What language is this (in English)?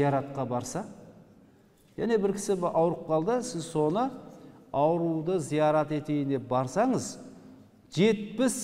Turkish